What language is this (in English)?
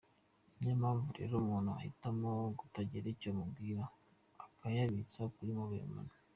Kinyarwanda